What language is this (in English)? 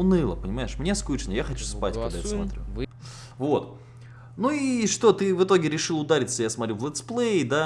Russian